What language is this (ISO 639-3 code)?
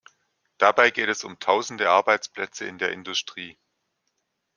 deu